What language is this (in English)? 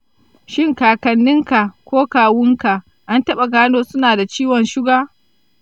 Hausa